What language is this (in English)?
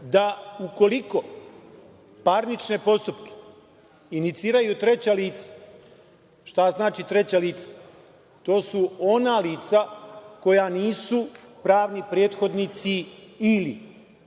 Serbian